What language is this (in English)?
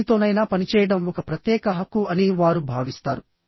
Telugu